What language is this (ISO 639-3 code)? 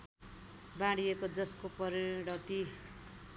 nep